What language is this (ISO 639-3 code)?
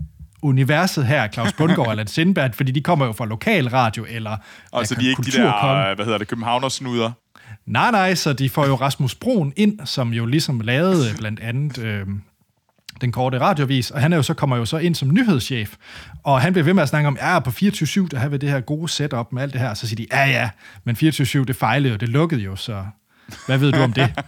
dan